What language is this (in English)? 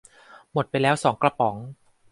Thai